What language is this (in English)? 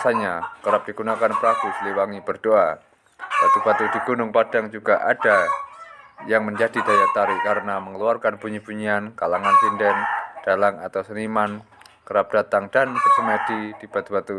Indonesian